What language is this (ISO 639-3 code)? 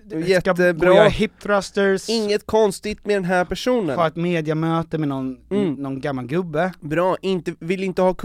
swe